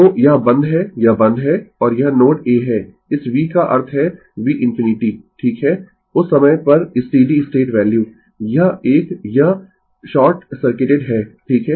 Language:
Hindi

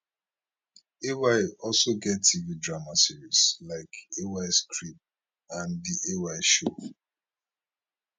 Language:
Nigerian Pidgin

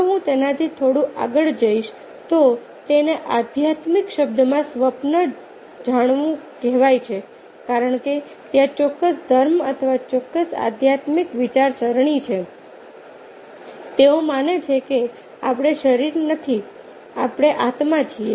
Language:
Gujarati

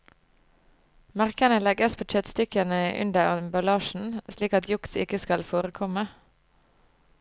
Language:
Norwegian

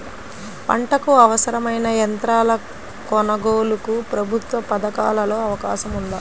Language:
Telugu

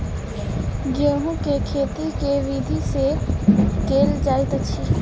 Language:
Maithili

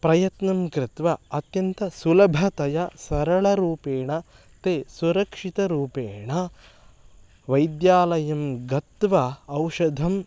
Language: Sanskrit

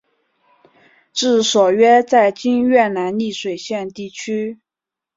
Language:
Chinese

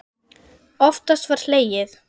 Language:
Icelandic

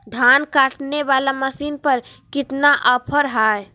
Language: Magahi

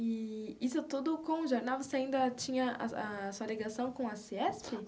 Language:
Portuguese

